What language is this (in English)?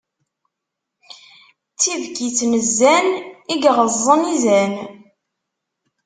Kabyle